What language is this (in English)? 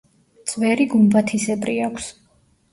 Georgian